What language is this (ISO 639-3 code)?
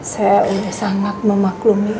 ind